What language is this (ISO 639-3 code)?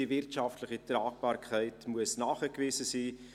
gsw